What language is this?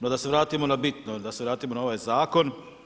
Croatian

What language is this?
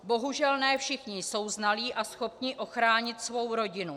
Czech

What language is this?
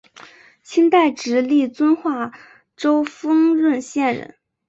Chinese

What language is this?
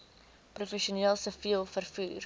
Afrikaans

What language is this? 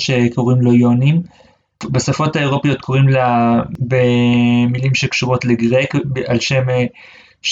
Hebrew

